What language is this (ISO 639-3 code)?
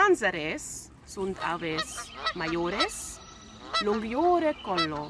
lat